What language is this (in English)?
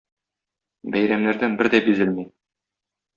Tatar